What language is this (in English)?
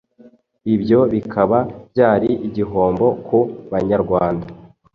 Kinyarwanda